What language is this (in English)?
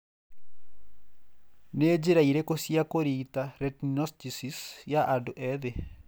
Kikuyu